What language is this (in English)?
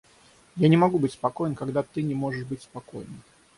Russian